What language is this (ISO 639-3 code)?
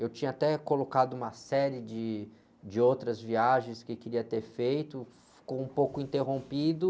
por